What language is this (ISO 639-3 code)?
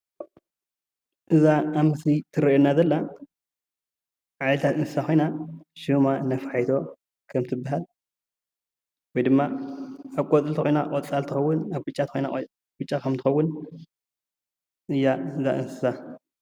tir